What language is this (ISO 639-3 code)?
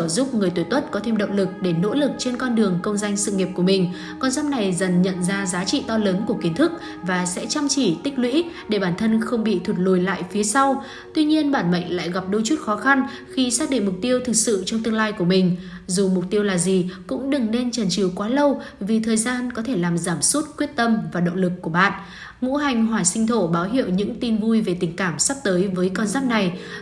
vie